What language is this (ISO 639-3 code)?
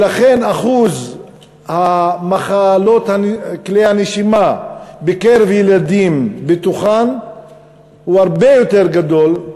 heb